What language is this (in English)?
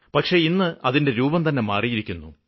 Malayalam